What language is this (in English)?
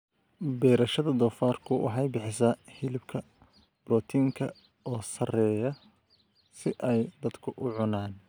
Somali